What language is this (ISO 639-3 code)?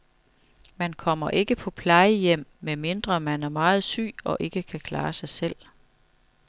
dan